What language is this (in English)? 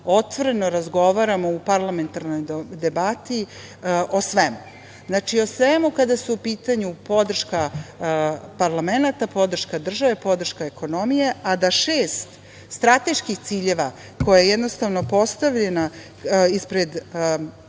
Serbian